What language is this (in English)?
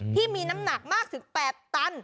Thai